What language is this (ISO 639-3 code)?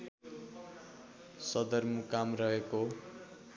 nep